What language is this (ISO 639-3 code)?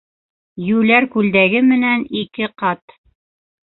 bak